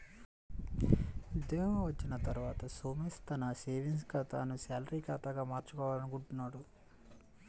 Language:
Telugu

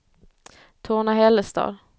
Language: Swedish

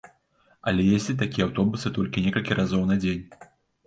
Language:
Belarusian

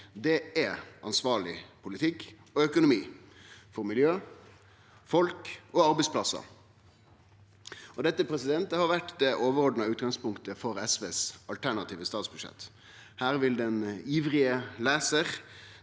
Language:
Norwegian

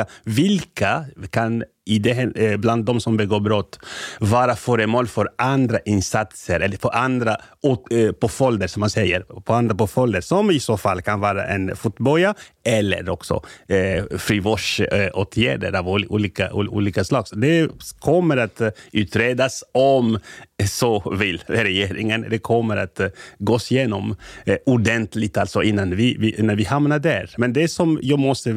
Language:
Swedish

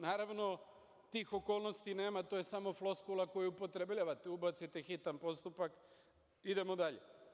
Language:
Serbian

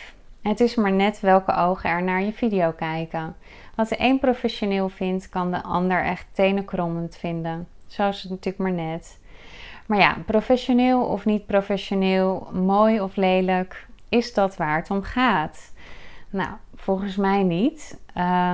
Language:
Dutch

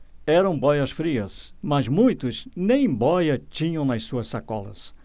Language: Portuguese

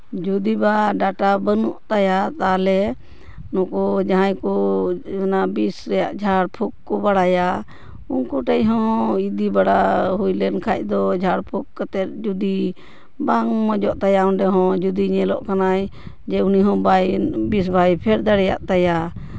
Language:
Santali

